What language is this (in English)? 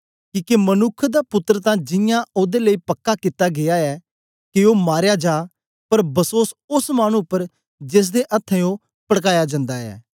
Dogri